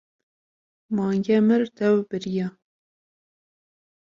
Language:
Kurdish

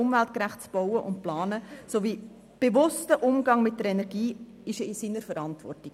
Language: Swiss German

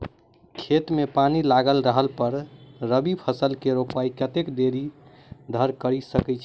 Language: Maithili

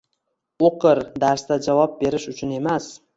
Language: Uzbek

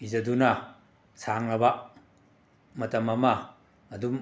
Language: Manipuri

